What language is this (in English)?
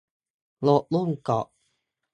Thai